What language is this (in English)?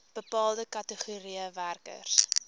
Afrikaans